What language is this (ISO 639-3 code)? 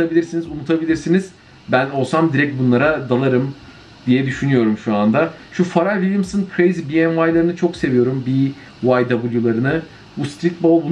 tur